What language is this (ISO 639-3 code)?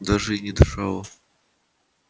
rus